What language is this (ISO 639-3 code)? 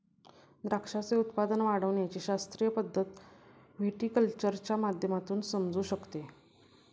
mar